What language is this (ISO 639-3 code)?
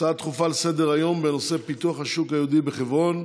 heb